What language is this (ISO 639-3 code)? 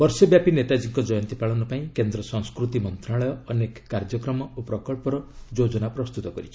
ori